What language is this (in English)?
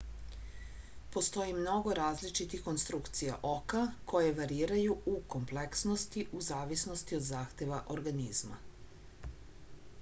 Serbian